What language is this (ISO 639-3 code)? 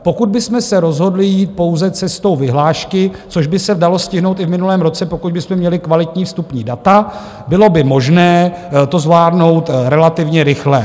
ces